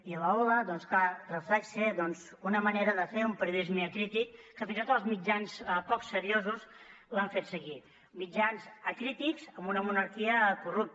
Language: Catalan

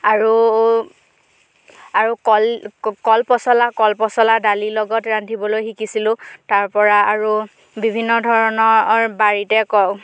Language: Assamese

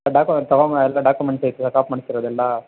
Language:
Kannada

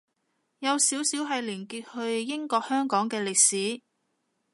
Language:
Cantonese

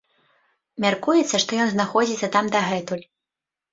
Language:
Belarusian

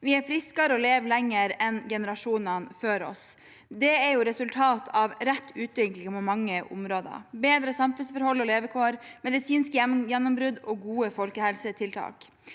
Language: Norwegian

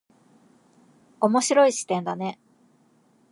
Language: Japanese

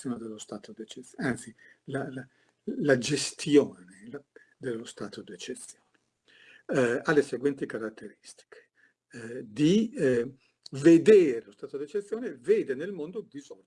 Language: Italian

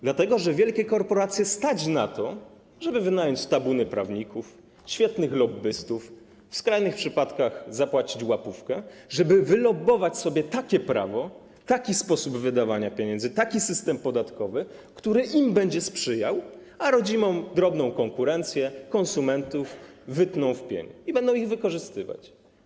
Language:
Polish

